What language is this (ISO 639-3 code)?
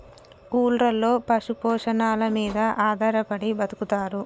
tel